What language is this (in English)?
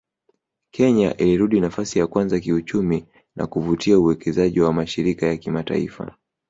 Swahili